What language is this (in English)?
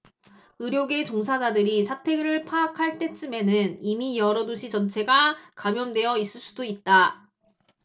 Korean